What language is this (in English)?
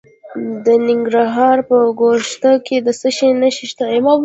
Pashto